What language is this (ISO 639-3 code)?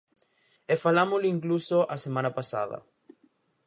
glg